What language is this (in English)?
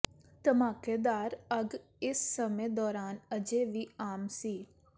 Punjabi